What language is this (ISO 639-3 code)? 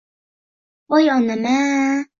uzb